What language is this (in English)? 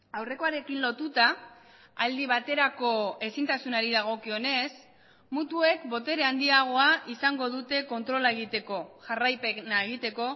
Basque